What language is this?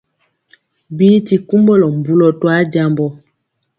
Mpiemo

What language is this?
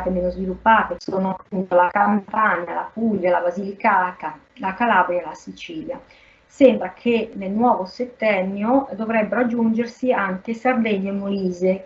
Italian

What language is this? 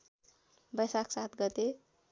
Nepali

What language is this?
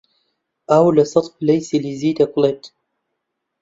Central Kurdish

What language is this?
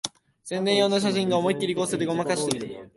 Japanese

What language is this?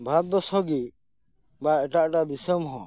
Santali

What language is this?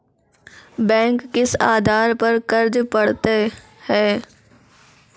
Maithili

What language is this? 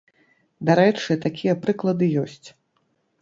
Belarusian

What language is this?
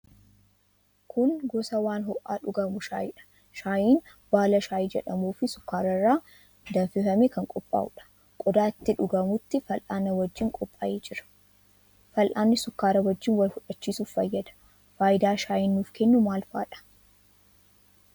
Oromo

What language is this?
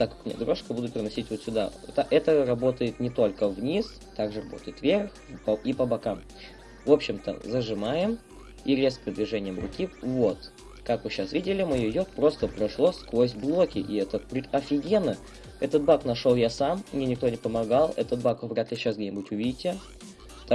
Russian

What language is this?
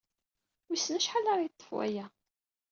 Kabyle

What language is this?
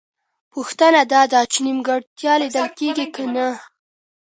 Pashto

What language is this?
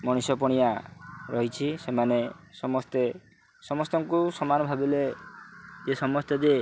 Odia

